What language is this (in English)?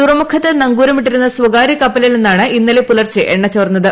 Malayalam